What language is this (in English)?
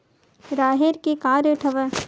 Chhattisgarhi